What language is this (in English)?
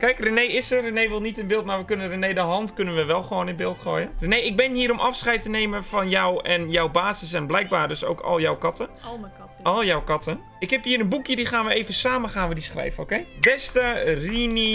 Dutch